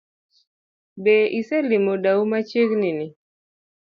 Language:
Luo (Kenya and Tanzania)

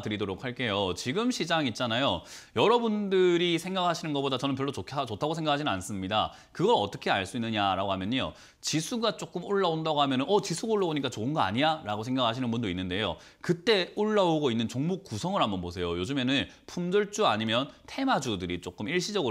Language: Korean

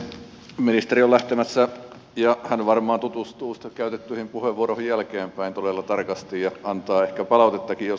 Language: Finnish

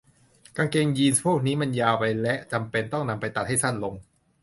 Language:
Thai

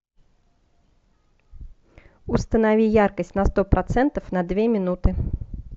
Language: Russian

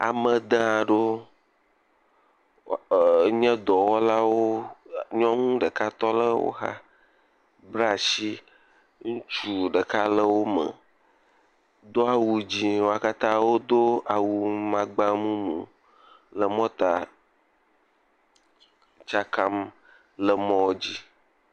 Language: Ewe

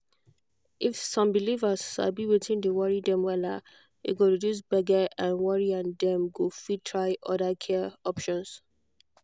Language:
Nigerian Pidgin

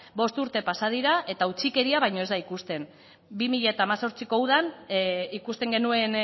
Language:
Basque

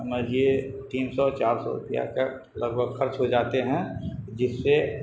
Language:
Urdu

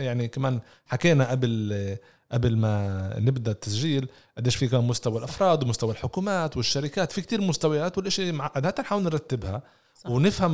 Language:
Arabic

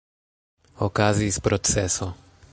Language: Esperanto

